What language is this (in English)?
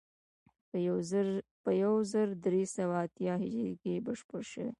Pashto